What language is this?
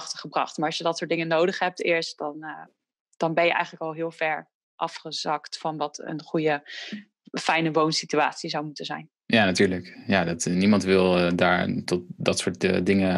Dutch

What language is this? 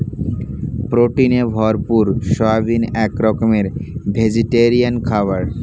Bangla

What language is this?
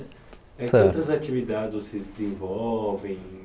Portuguese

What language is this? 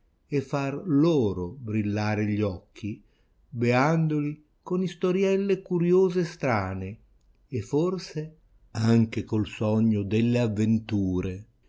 Italian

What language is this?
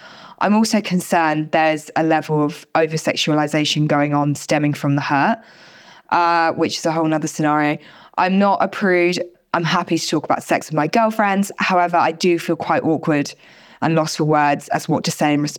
English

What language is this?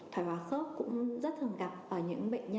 Vietnamese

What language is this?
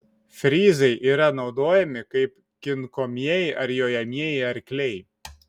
Lithuanian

